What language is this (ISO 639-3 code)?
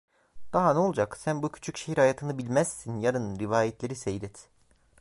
tur